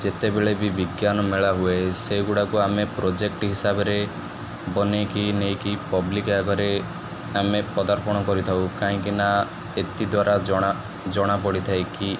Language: Odia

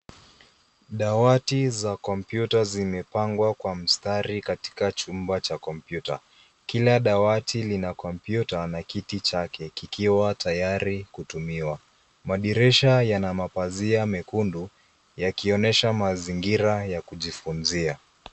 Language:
Swahili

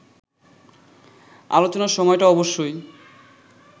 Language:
Bangla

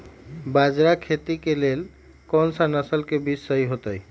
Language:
Magahi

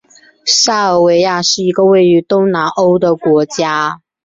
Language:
Chinese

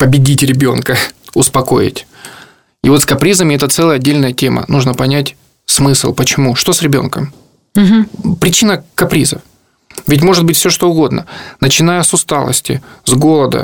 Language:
Russian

